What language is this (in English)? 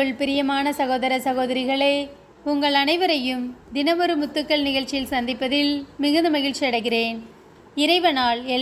Arabic